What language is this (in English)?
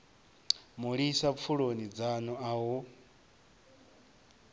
Venda